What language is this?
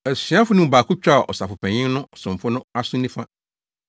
Akan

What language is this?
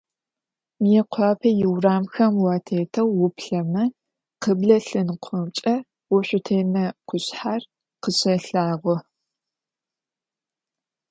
Adyghe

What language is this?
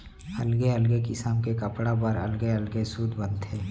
Chhattisgarhi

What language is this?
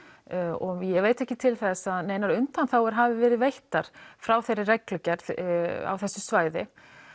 Icelandic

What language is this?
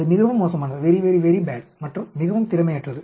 Tamil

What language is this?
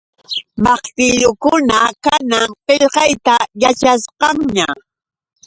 Yauyos Quechua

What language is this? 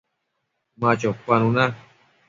Matsés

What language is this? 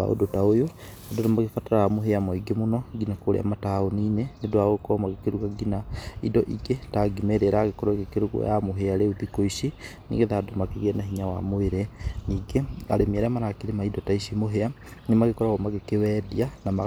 Kikuyu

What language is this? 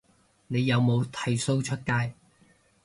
Cantonese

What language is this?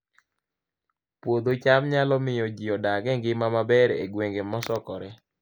Luo (Kenya and Tanzania)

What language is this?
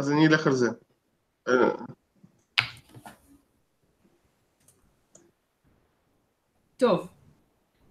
Hebrew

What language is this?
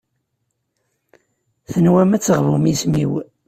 Kabyle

